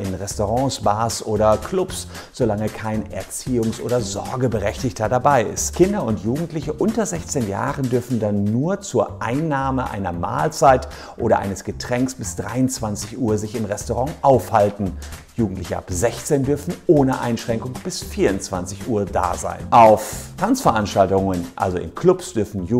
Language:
German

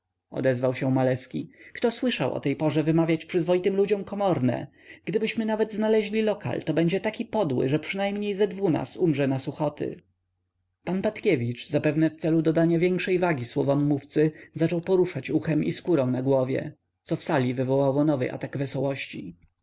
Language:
Polish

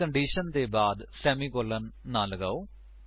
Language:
Punjabi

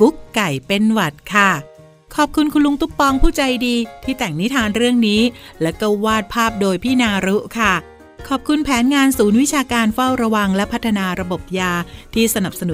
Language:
Thai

